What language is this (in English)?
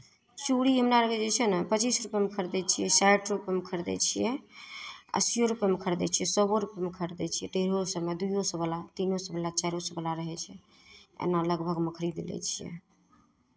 Maithili